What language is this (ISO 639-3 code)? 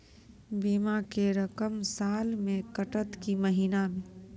mai